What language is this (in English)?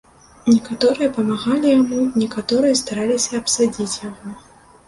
Belarusian